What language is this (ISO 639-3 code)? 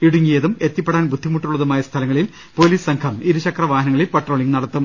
mal